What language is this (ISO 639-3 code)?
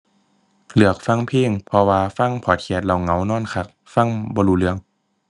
tha